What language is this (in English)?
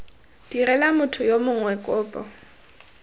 Tswana